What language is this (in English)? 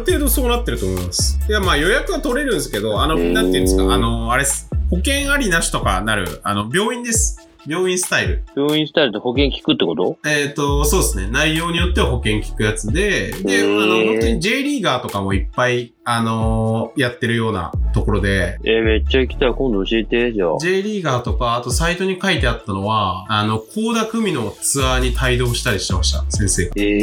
Japanese